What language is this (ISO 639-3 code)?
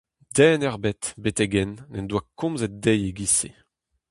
bre